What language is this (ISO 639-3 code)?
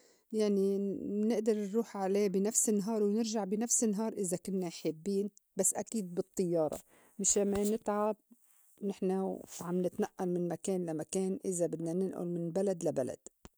apc